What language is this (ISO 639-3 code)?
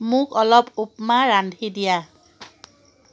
asm